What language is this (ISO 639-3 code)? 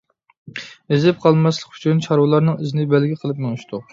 uig